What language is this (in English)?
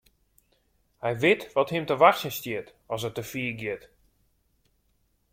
Western Frisian